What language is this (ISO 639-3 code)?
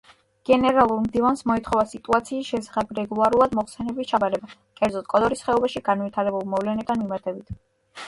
kat